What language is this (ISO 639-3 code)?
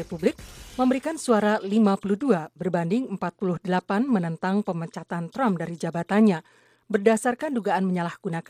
ind